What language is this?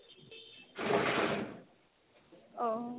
Assamese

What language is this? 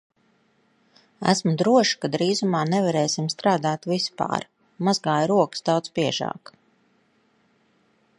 Latvian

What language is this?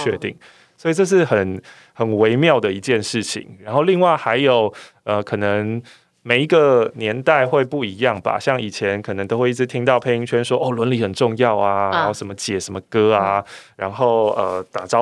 Chinese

